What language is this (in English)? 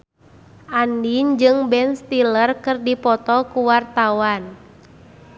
Sundanese